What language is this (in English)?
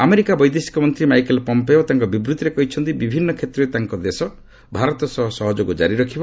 Odia